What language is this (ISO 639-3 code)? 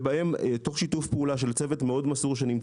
heb